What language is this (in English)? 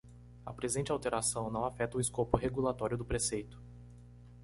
Portuguese